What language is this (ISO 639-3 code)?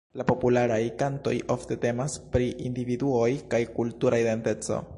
epo